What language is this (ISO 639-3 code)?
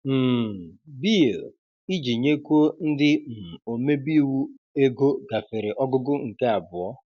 ibo